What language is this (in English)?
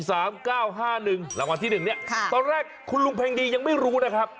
Thai